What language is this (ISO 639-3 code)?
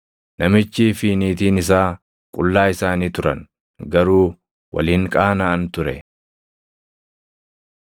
orm